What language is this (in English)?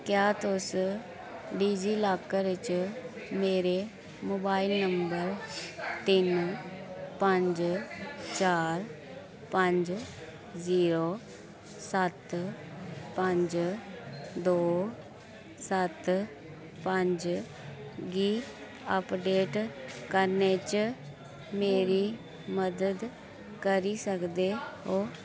Dogri